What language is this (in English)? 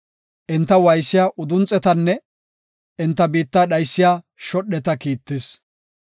Gofa